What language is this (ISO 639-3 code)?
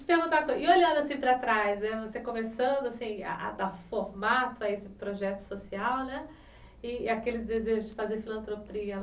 por